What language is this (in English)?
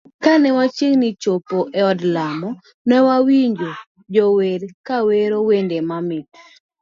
Luo (Kenya and Tanzania)